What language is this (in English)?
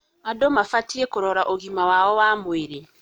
Kikuyu